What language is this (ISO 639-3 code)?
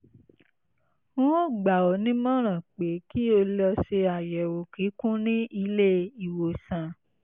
yor